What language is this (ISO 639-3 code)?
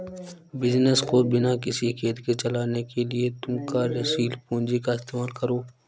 hin